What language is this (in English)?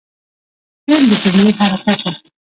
Pashto